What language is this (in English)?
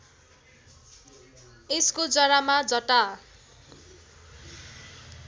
Nepali